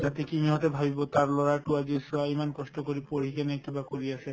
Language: Assamese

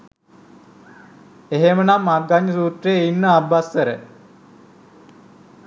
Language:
Sinhala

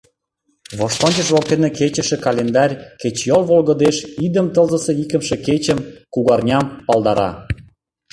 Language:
Mari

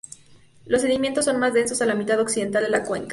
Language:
Spanish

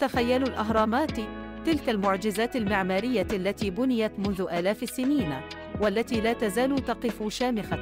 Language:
Arabic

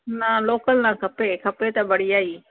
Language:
Sindhi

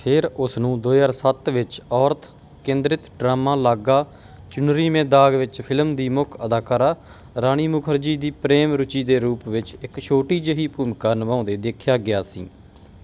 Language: Punjabi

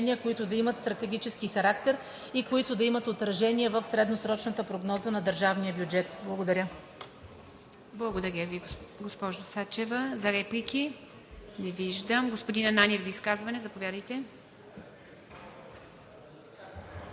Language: Bulgarian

